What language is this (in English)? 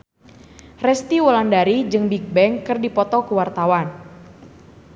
Sundanese